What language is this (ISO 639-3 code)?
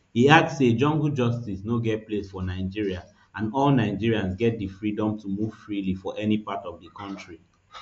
pcm